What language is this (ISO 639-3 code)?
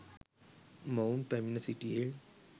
sin